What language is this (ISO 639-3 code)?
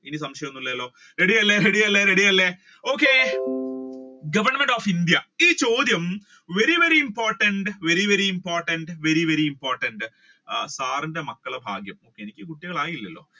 mal